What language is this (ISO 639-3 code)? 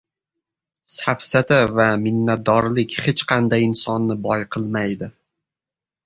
uzb